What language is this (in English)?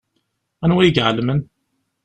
Kabyle